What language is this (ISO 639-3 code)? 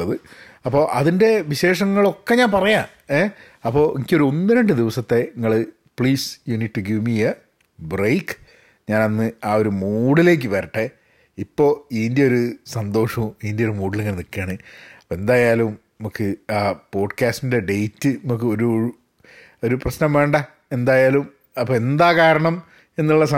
mal